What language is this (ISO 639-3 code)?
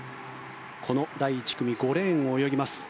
jpn